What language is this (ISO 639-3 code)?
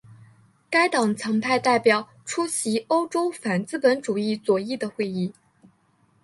zho